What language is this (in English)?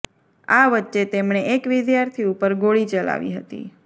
Gujarati